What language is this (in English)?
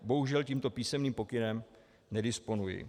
Czech